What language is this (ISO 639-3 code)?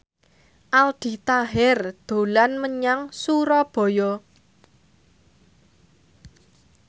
jav